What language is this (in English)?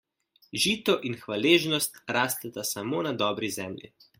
Slovenian